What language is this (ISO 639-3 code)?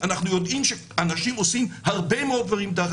heb